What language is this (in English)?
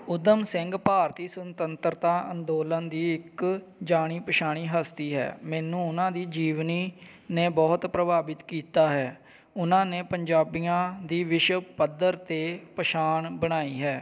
Punjabi